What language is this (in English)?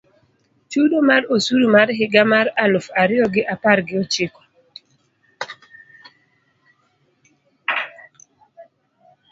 Luo (Kenya and Tanzania)